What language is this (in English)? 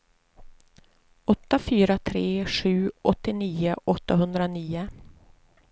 Swedish